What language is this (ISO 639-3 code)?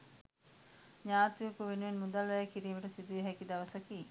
sin